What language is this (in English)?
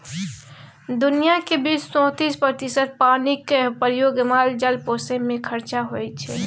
Maithili